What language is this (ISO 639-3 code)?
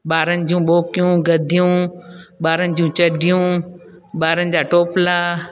snd